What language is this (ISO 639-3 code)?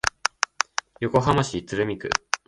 jpn